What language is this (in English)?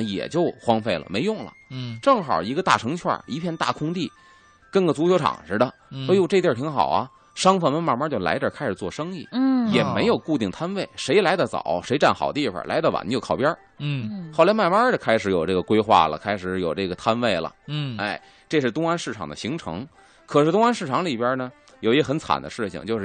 Chinese